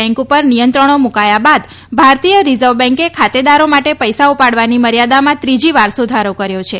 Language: Gujarati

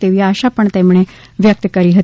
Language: Gujarati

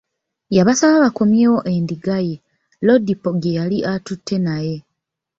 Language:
Ganda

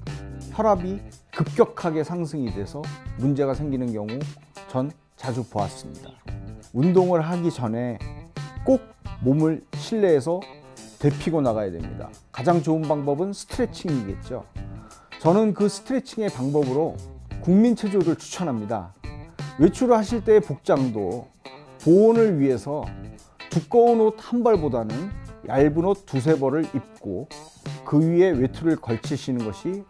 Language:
Korean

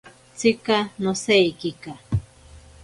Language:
Ashéninka Perené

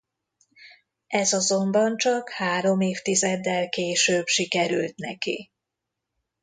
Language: Hungarian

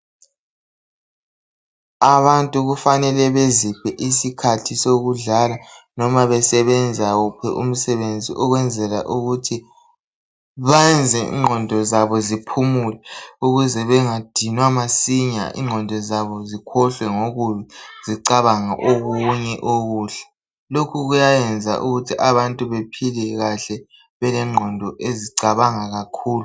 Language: North Ndebele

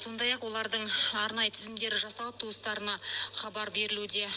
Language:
Kazakh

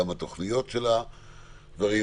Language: Hebrew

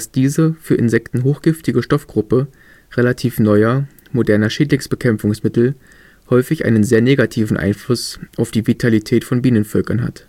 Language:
German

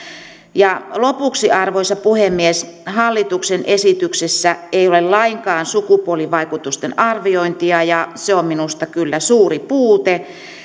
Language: Finnish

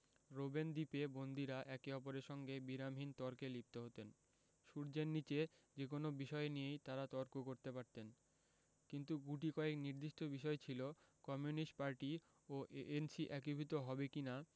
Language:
Bangla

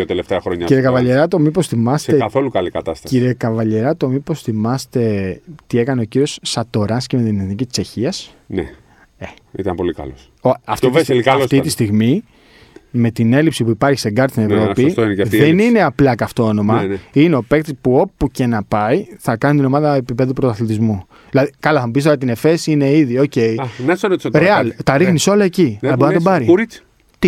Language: Greek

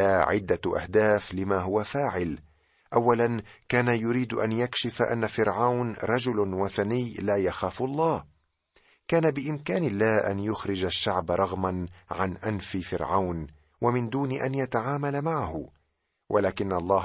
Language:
Arabic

